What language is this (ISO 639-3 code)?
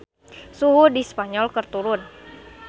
sun